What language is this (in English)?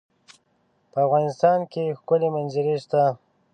Pashto